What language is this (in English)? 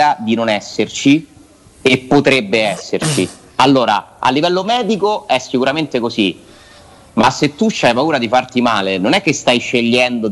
Italian